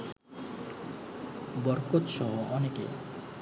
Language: Bangla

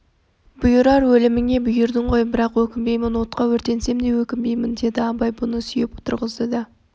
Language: Kazakh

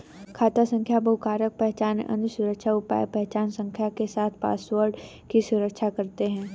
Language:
Hindi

